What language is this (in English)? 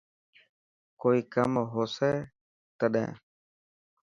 Dhatki